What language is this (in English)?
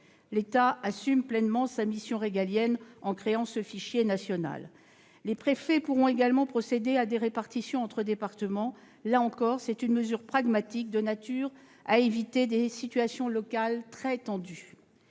French